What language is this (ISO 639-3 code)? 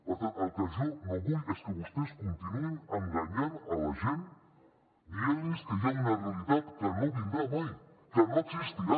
cat